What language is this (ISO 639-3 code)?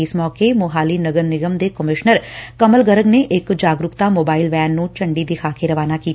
pan